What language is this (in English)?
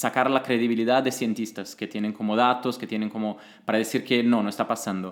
Spanish